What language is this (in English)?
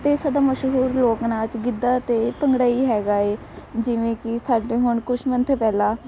Punjabi